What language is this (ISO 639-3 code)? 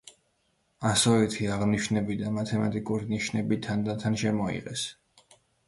kat